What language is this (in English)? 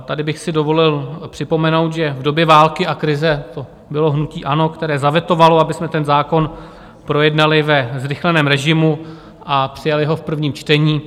Czech